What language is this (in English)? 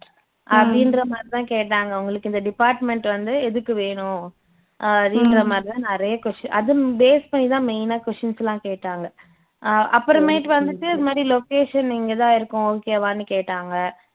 Tamil